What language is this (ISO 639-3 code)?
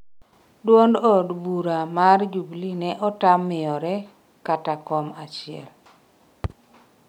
luo